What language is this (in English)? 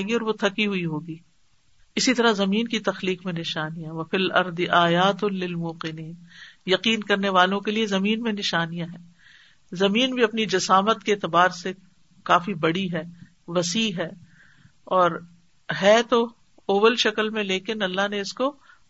Urdu